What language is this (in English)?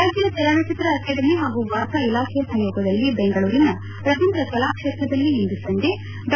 Kannada